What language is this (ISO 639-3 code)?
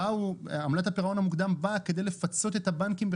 heb